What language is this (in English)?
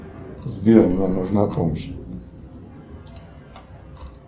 Russian